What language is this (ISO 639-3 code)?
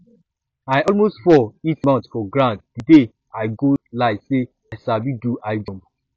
pcm